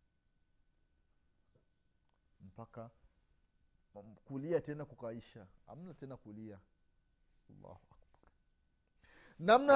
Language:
Swahili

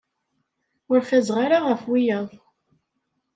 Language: Kabyle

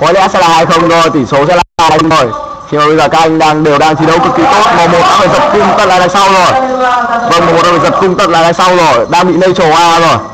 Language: Vietnamese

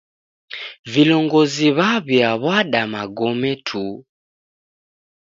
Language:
Taita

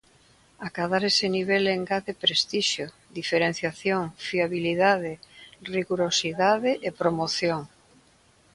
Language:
Galician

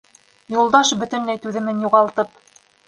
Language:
Bashkir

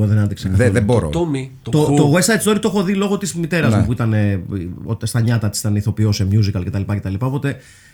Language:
Greek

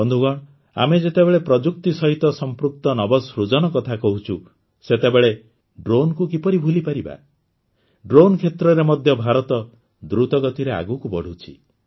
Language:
Odia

